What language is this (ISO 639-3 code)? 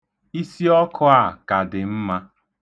ibo